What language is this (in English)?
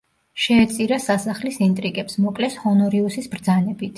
Georgian